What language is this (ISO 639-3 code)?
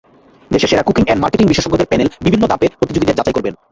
ben